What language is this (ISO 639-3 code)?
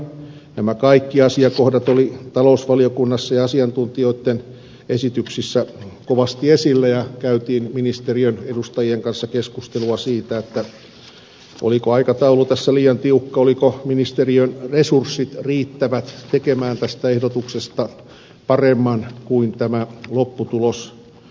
fin